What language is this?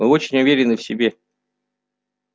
Russian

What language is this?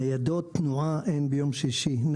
Hebrew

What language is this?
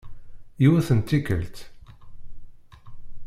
Kabyle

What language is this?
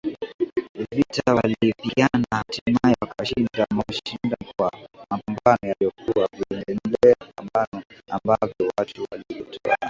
Swahili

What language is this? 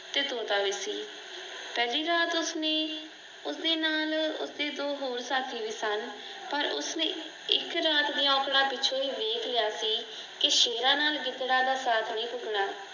Punjabi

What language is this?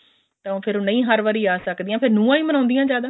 Punjabi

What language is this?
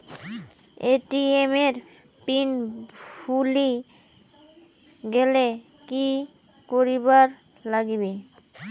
Bangla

